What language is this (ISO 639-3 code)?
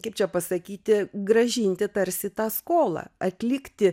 lit